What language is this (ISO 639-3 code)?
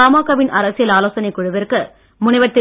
tam